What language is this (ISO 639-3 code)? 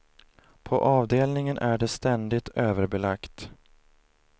swe